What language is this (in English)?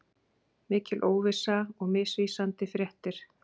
Icelandic